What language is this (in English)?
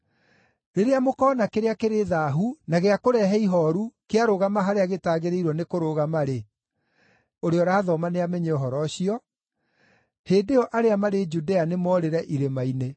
Kikuyu